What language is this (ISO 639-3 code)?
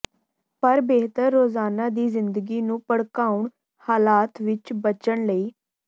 pan